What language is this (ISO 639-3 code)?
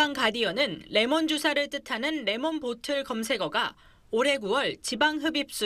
kor